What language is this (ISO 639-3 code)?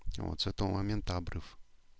rus